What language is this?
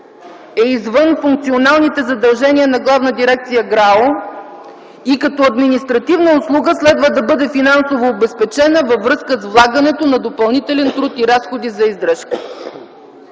Bulgarian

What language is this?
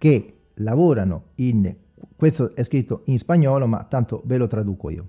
Italian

